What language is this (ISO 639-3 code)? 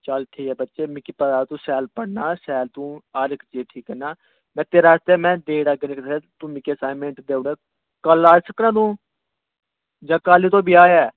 doi